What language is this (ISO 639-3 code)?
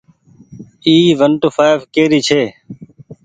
gig